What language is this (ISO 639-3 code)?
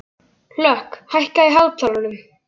isl